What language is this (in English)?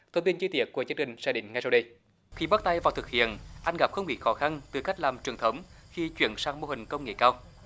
Vietnamese